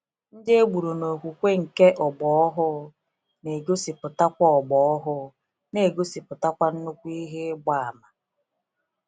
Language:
Igbo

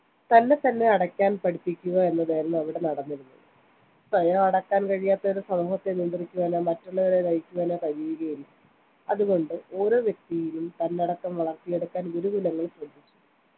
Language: Malayalam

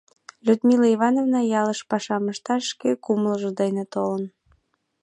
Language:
Mari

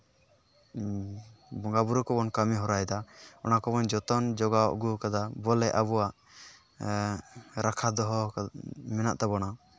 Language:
Santali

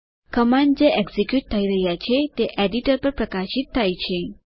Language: Gujarati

